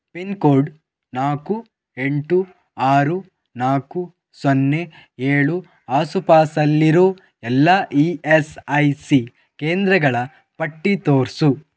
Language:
Kannada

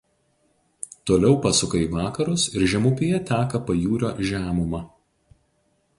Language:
Lithuanian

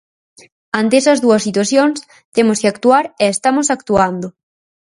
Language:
Galician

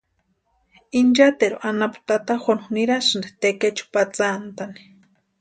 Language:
Western Highland Purepecha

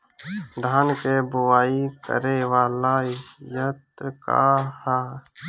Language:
Bhojpuri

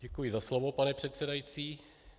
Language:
Czech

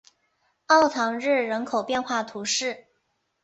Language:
Chinese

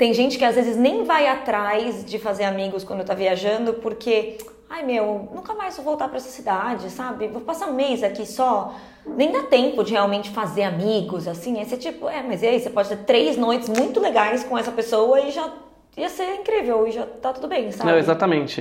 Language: Portuguese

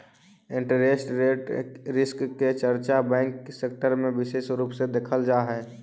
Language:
Magahi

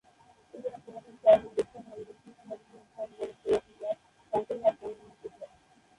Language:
Bangla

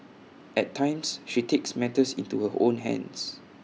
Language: English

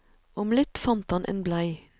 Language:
Norwegian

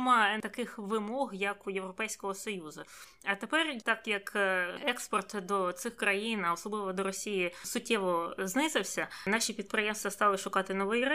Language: Ukrainian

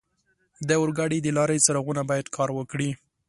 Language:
Pashto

